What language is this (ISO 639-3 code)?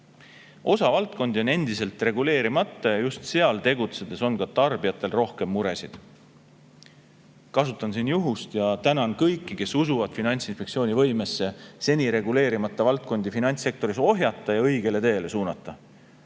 est